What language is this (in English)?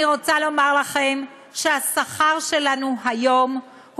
Hebrew